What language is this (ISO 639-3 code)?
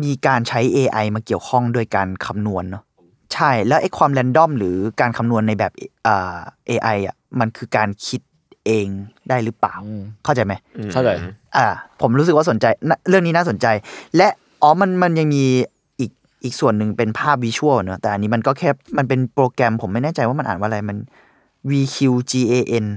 tha